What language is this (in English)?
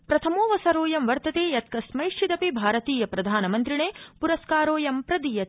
Sanskrit